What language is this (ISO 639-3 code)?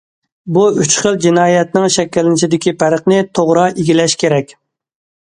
uig